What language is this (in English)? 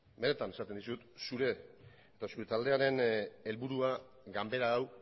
Basque